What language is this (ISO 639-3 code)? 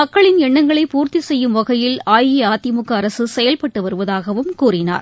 tam